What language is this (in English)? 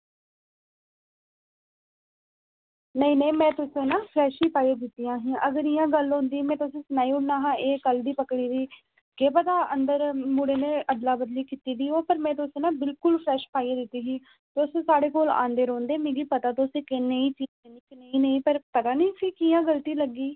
Dogri